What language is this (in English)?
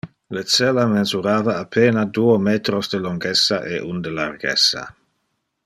Interlingua